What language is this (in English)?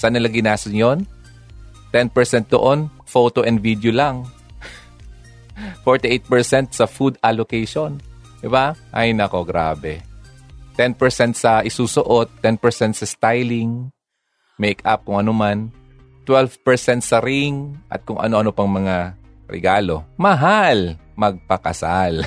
Filipino